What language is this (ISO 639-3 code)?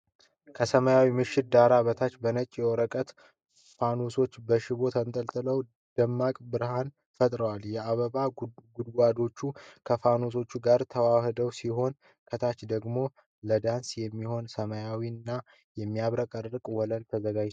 amh